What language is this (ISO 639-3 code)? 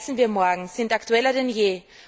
deu